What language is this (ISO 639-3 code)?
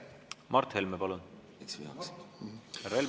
est